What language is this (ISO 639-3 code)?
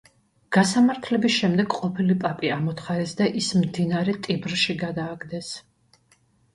kat